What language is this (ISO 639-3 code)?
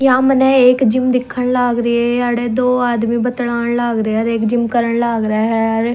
bgc